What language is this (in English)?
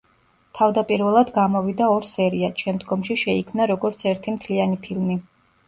Georgian